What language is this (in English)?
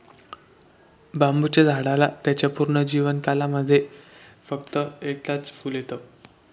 Marathi